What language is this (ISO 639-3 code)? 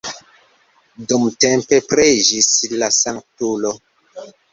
epo